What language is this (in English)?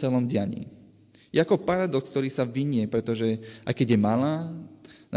Slovak